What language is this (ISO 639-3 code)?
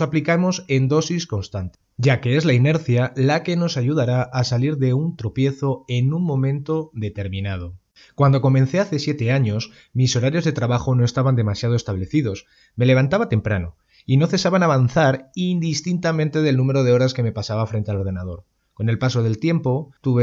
spa